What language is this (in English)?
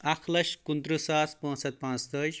Kashmiri